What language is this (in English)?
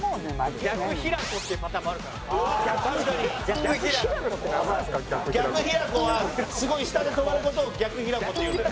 Japanese